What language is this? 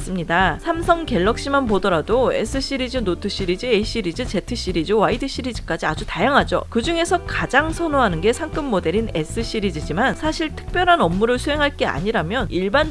Korean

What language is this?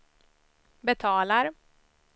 Swedish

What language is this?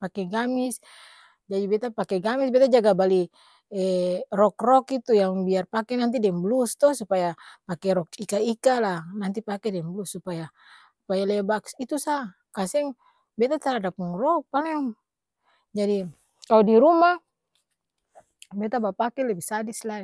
Ambonese Malay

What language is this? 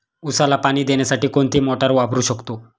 Marathi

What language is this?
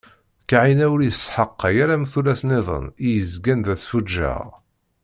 Kabyle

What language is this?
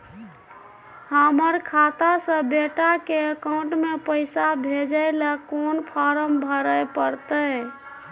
Maithili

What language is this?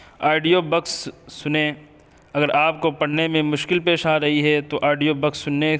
Urdu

